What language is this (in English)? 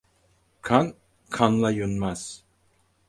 Turkish